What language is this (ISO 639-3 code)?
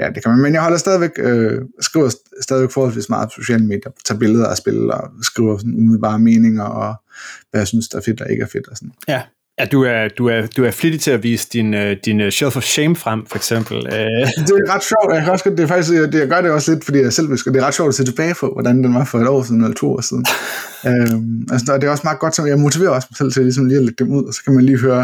dan